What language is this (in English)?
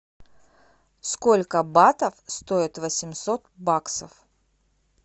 Russian